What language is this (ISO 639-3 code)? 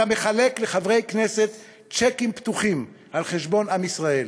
heb